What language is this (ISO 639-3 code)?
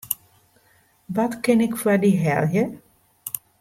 fry